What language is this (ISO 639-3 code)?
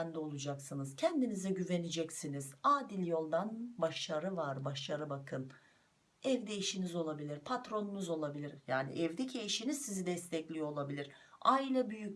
tur